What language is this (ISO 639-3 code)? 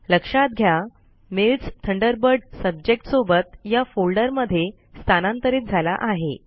mar